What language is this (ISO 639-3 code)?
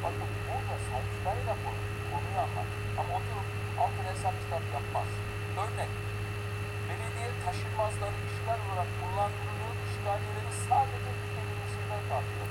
tur